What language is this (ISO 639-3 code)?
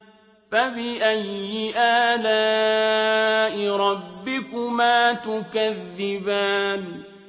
ara